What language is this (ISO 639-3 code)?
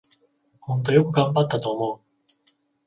jpn